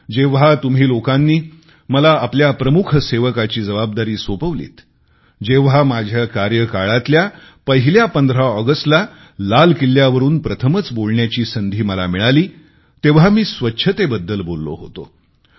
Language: Marathi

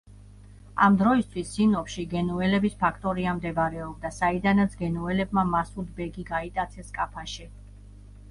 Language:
Georgian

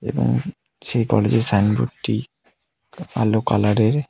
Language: Bangla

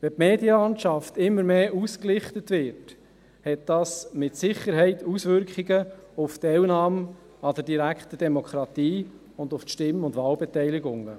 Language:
Swiss German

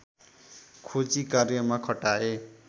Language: Nepali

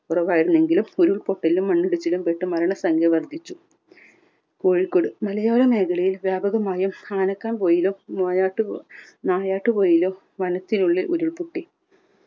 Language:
Malayalam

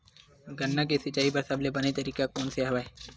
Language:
Chhattisgarhi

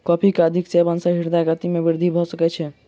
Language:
Maithili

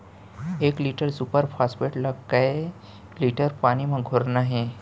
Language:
Chhattisgarhi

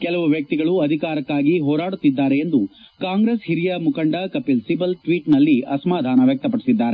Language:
Kannada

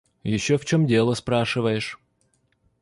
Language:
Russian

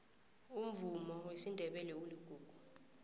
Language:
South Ndebele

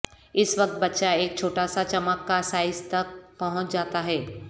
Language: Urdu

